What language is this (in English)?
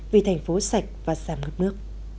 Vietnamese